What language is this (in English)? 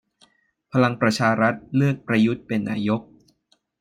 Thai